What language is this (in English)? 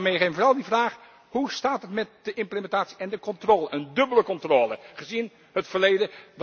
Dutch